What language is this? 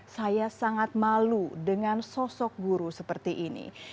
Indonesian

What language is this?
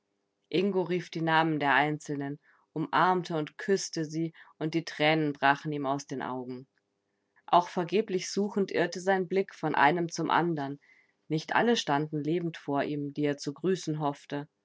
German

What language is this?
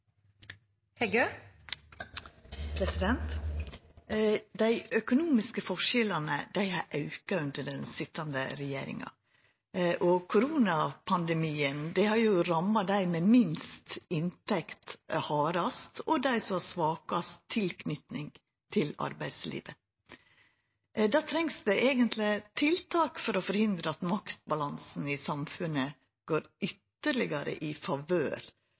Norwegian Nynorsk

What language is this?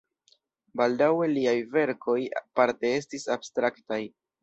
Esperanto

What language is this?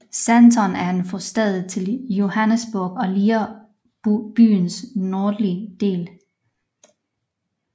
Danish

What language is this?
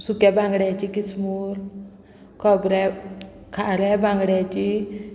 Konkani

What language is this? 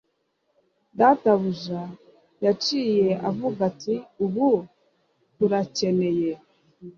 Kinyarwanda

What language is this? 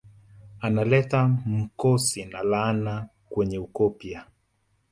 Swahili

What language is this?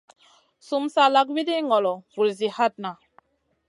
Masana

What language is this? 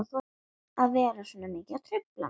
Icelandic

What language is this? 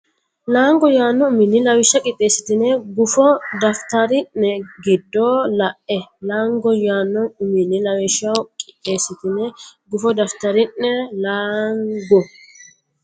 Sidamo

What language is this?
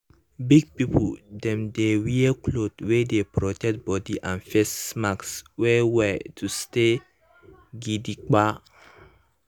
Nigerian Pidgin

